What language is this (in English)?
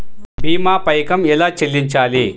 Telugu